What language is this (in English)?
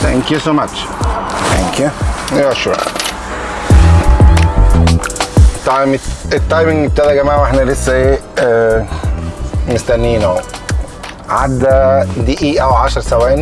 Arabic